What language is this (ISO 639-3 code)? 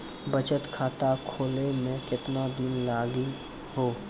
mai